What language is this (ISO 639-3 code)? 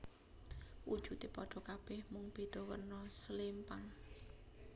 jav